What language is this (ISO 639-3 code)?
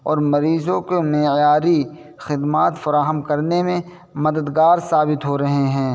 urd